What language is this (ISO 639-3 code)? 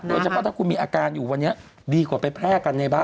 tha